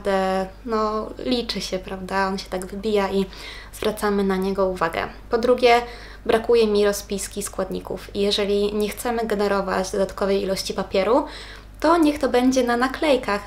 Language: Polish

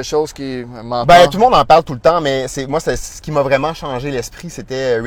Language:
French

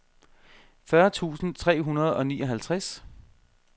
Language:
Danish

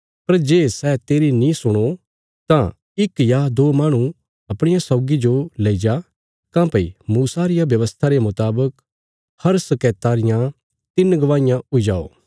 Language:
Bilaspuri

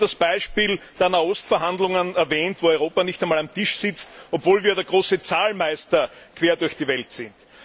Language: German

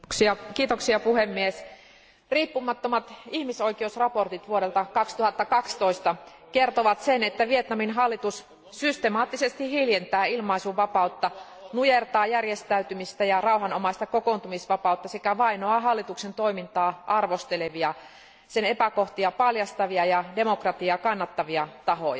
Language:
Finnish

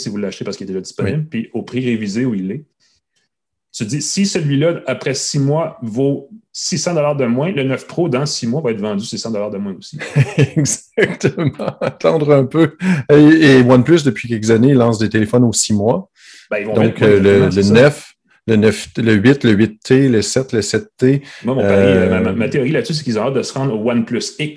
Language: French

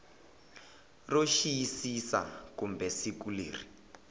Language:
Tsonga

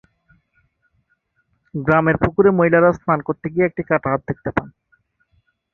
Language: Bangla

